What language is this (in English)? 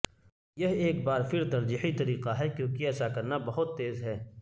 Urdu